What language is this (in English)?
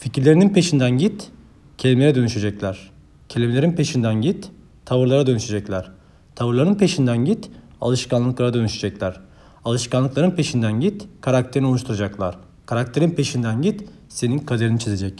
Turkish